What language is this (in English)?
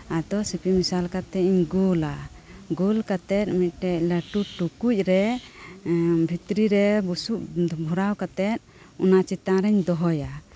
Santali